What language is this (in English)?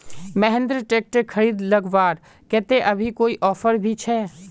Magahi